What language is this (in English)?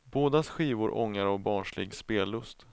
Swedish